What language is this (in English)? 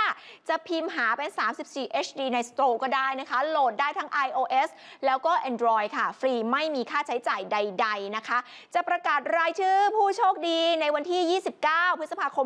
Thai